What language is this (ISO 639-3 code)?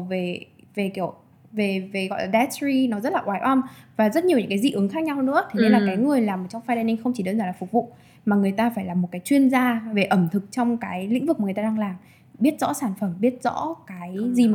vie